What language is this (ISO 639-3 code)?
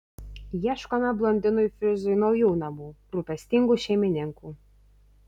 lit